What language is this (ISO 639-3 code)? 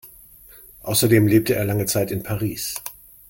deu